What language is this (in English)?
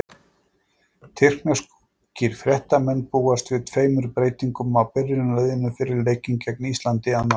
Icelandic